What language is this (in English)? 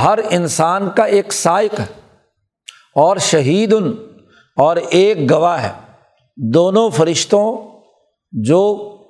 Urdu